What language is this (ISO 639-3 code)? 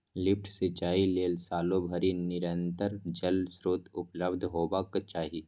mai